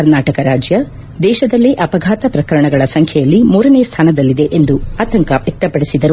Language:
Kannada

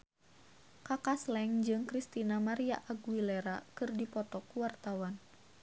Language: Sundanese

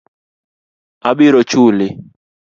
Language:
Luo (Kenya and Tanzania)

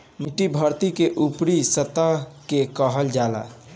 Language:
Bhojpuri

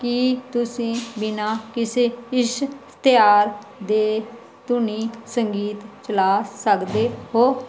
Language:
Punjabi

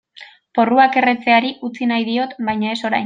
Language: Basque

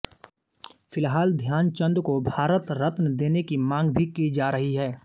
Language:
Hindi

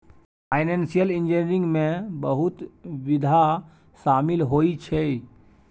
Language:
Maithili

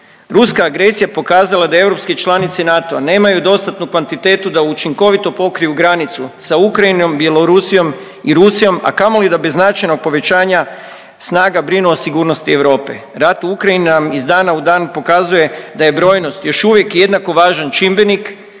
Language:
Croatian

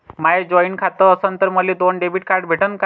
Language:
Marathi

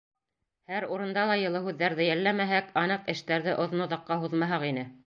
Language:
Bashkir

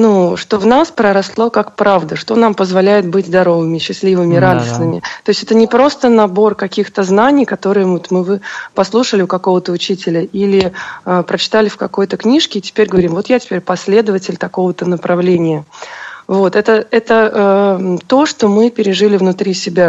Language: Russian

